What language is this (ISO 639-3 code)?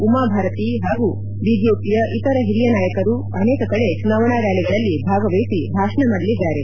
kan